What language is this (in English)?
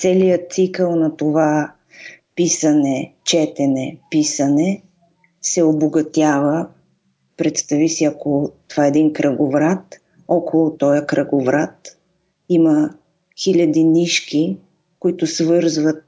Bulgarian